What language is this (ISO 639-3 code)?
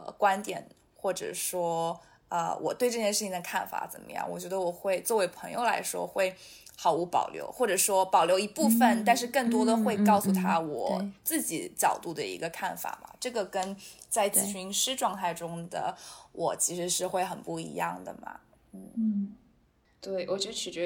zho